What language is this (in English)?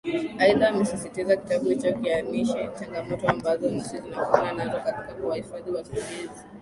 Swahili